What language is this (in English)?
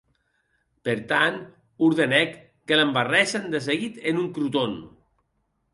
Occitan